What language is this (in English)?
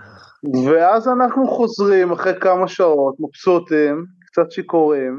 Hebrew